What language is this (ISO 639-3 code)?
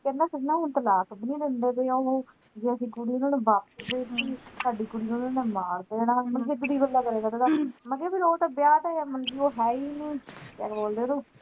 pan